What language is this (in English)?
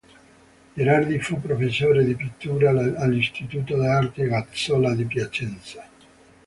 Italian